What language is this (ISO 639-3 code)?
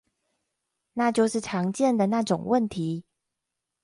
zho